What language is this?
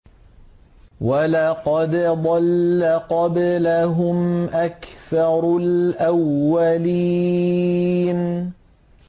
Arabic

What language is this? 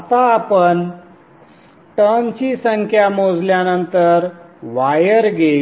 Marathi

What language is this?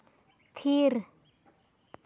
Santali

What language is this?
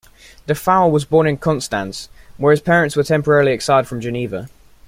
English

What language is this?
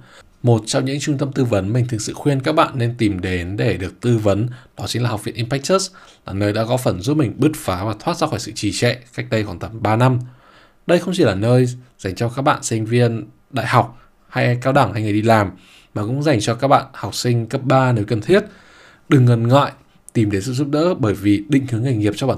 Vietnamese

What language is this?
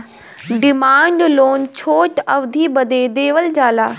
Bhojpuri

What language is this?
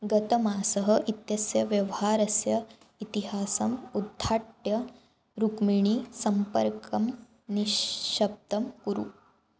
Sanskrit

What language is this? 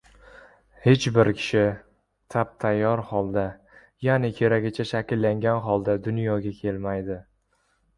Uzbek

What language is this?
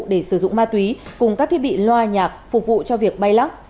Vietnamese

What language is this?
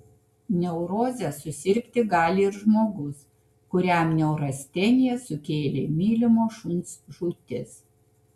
Lithuanian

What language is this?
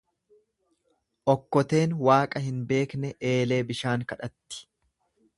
Oromo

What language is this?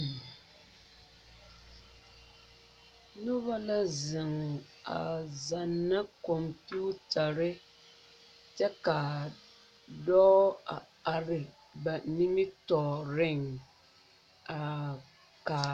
Southern Dagaare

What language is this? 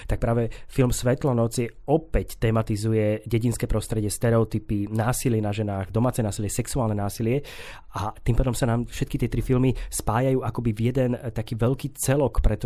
Slovak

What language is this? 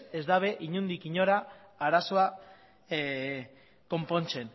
Basque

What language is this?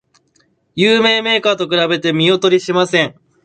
Japanese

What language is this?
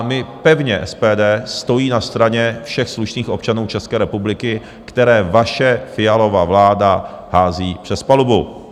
Czech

